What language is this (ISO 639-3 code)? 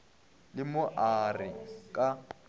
nso